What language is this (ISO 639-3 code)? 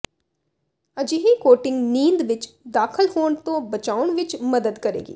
pan